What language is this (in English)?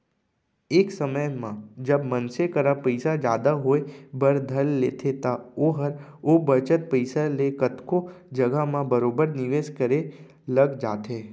Chhattisgarhi